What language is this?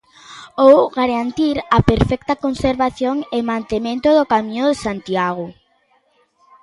Galician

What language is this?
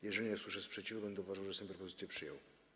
Polish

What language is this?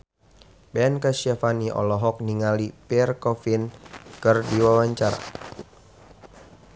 Sundanese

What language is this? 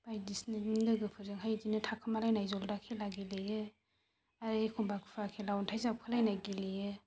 Bodo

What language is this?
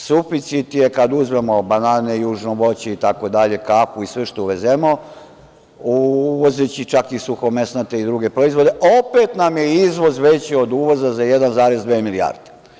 Serbian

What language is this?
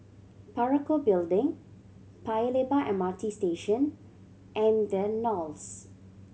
English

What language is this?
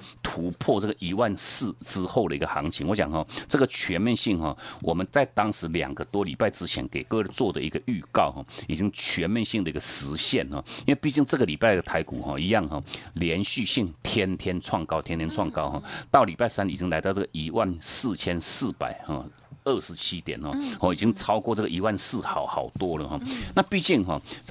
Chinese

